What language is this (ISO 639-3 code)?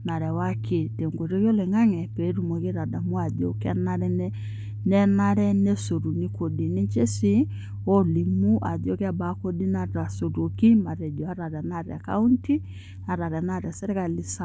mas